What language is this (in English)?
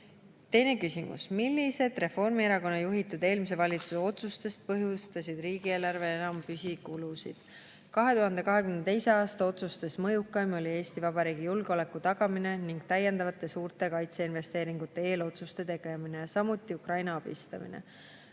Estonian